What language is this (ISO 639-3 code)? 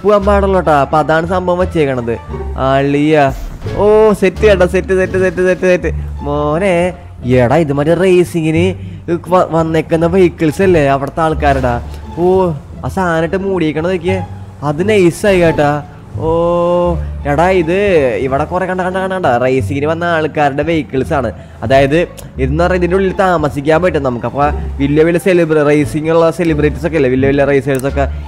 mal